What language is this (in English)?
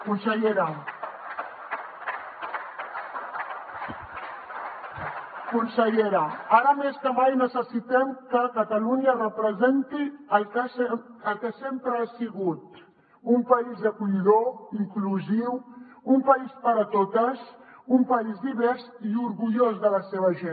Catalan